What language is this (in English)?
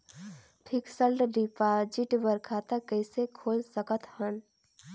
Chhattisgarhi